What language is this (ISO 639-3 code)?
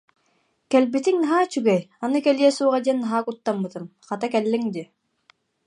sah